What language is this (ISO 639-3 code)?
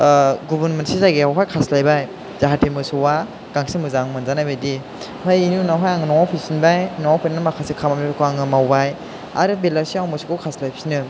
brx